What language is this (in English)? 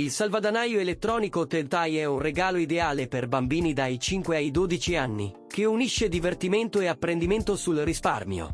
Italian